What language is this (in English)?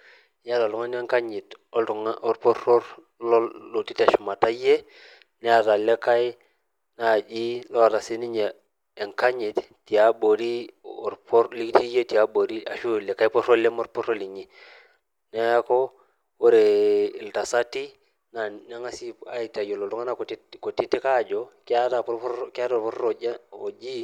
Masai